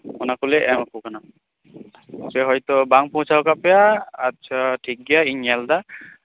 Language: Santali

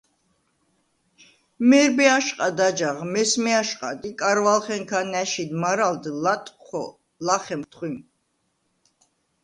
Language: Svan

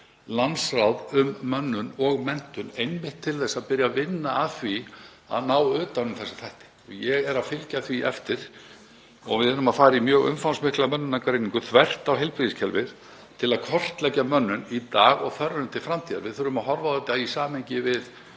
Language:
Icelandic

